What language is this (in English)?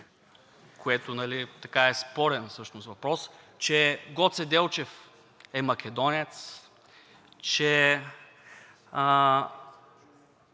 Bulgarian